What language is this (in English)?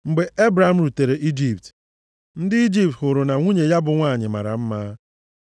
Igbo